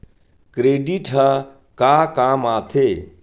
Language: Chhattisgarhi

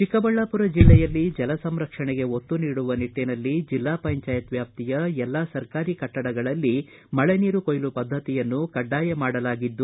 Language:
Kannada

